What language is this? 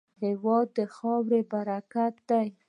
Pashto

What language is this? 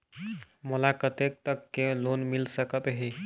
Chhattisgarhi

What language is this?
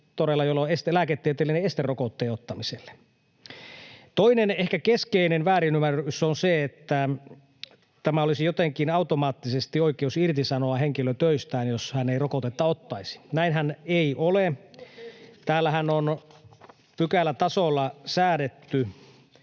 Finnish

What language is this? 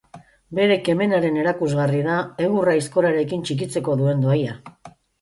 Basque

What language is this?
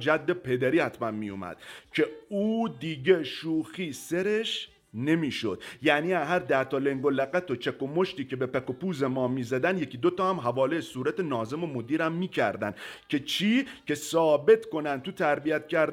Persian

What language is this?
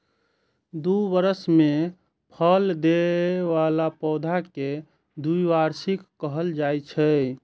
Maithili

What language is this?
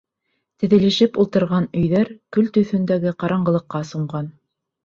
Bashkir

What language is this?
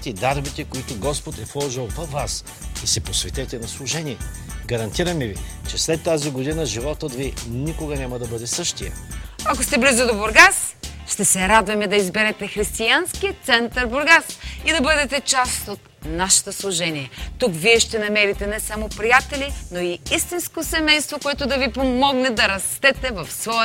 Bulgarian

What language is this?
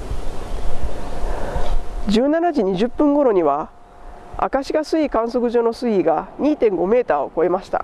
Japanese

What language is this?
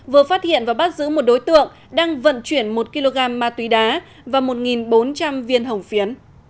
Vietnamese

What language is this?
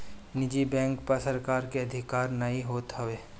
Bhojpuri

